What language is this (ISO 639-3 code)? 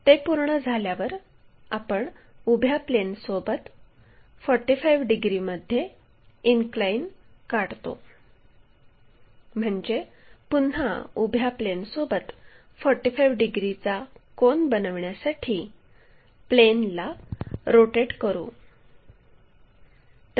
mar